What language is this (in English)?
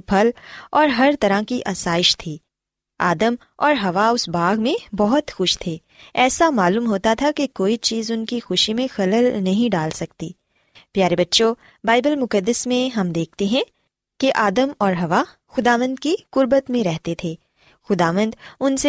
Urdu